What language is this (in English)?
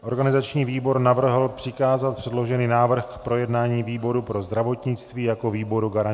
Czech